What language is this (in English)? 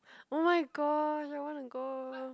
English